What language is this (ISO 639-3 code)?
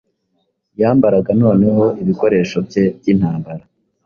kin